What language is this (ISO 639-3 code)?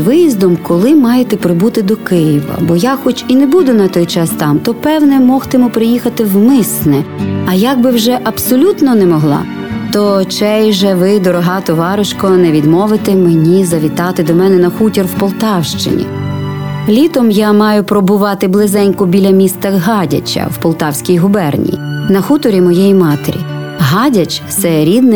ukr